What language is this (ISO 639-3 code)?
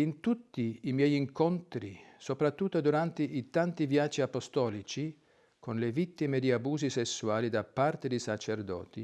ita